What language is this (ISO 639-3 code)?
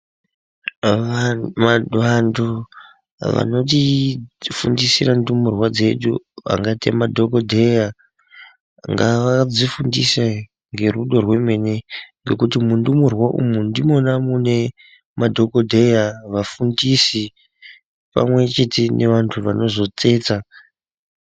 ndc